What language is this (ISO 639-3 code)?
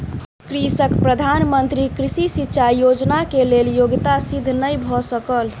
mai